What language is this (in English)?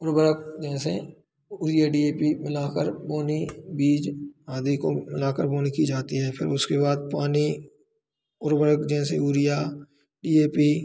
Hindi